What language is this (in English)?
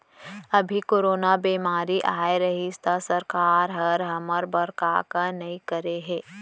Chhattisgarhi